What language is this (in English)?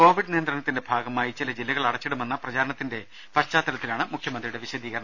Malayalam